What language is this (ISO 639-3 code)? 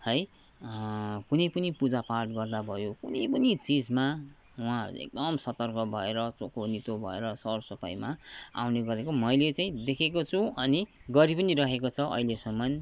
nep